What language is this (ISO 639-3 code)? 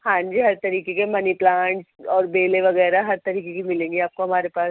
urd